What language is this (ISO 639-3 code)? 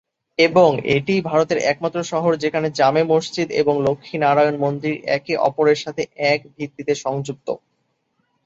ben